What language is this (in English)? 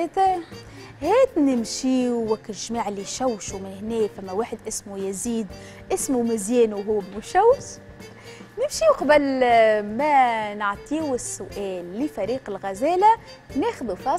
Arabic